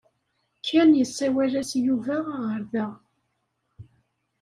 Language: Kabyle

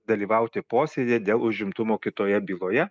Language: Lithuanian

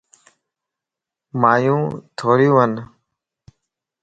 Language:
Lasi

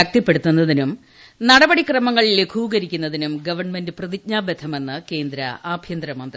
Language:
Malayalam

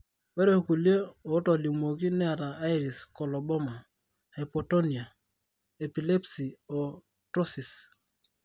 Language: Masai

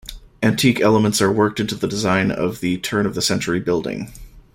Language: English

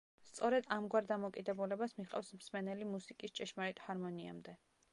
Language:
Georgian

